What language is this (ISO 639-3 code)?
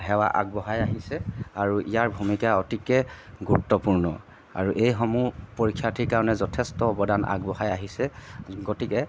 asm